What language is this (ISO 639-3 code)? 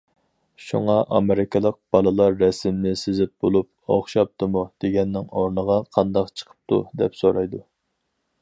uig